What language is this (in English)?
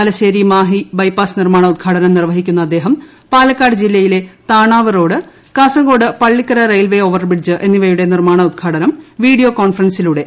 Malayalam